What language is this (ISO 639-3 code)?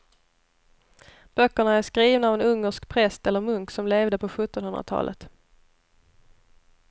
swe